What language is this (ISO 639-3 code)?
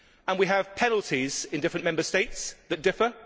eng